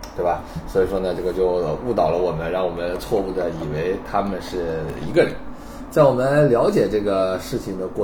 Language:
Chinese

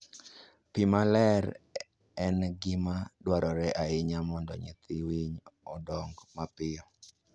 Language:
Luo (Kenya and Tanzania)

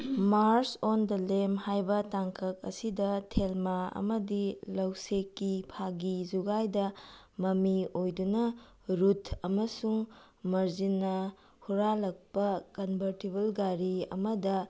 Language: Manipuri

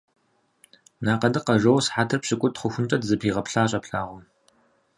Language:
Kabardian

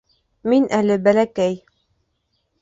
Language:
Bashkir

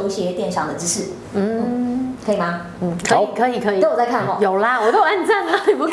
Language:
Chinese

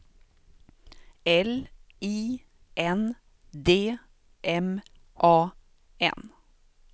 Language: Swedish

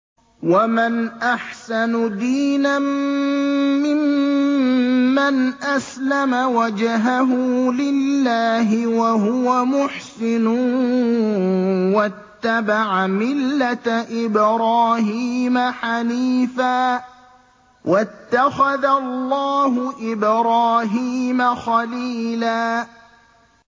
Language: Arabic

